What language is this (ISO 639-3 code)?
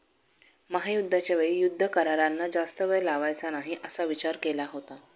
mar